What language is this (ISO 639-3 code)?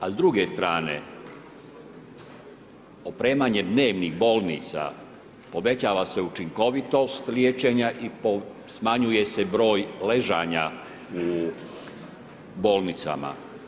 hrv